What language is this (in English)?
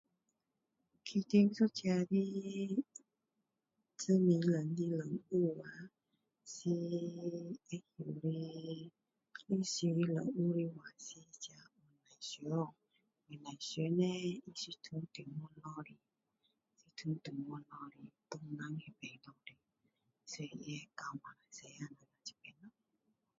Min Dong Chinese